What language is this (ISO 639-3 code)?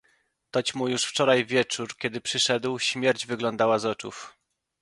pol